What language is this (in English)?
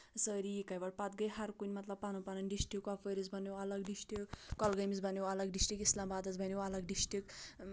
Kashmiri